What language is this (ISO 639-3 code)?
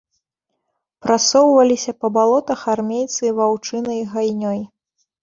bel